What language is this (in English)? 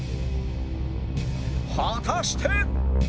Japanese